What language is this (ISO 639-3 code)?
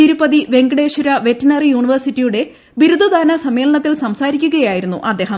mal